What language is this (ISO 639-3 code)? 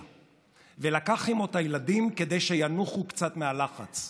heb